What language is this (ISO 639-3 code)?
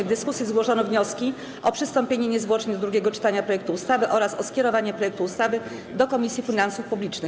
pol